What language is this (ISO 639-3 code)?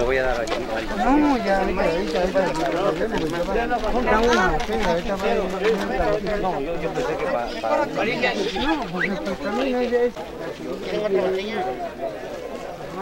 spa